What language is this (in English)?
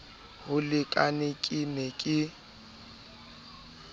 Southern Sotho